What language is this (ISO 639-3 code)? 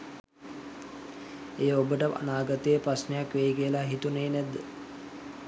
sin